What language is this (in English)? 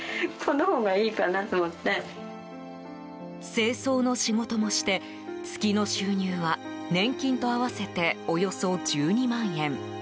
Japanese